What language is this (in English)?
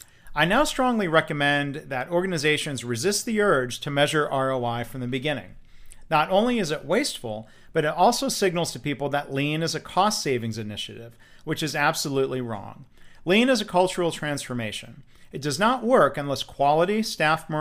English